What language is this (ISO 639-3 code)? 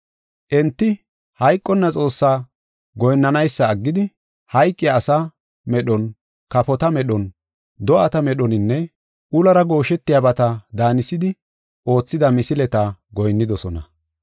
gof